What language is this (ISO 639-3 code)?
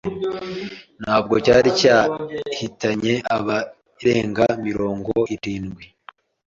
kin